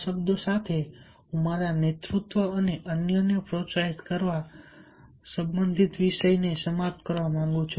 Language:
Gujarati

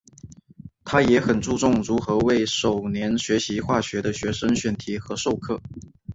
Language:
Chinese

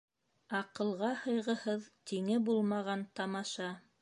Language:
Bashkir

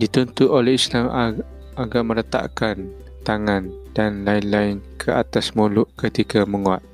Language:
Malay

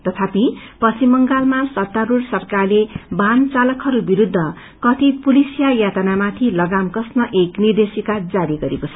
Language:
Nepali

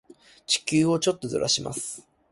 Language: Japanese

